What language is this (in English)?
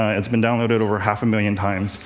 English